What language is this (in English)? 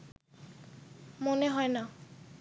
Bangla